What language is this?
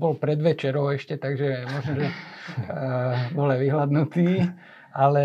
Slovak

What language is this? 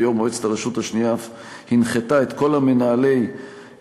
Hebrew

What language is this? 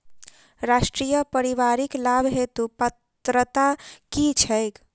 Maithili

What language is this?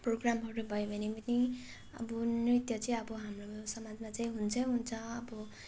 Nepali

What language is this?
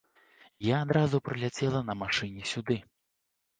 Belarusian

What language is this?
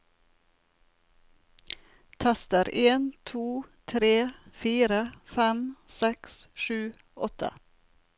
Norwegian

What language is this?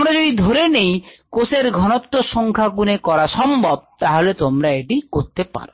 Bangla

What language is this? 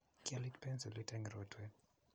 Kalenjin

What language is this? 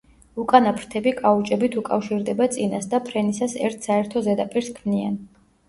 Georgian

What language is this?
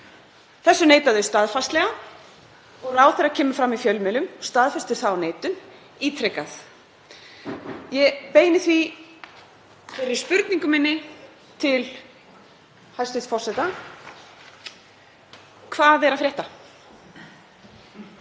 Icelandic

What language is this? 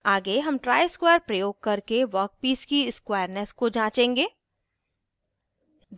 Hindi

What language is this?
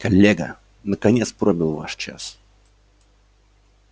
Russian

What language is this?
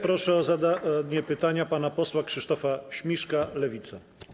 Polish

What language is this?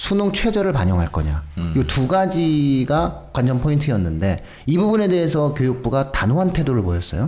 Korean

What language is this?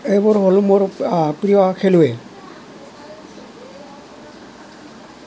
Assamese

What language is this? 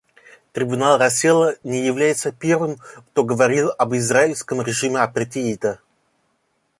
Russian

